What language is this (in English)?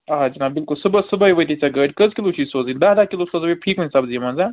Kashmiri